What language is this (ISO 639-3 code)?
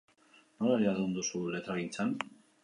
eus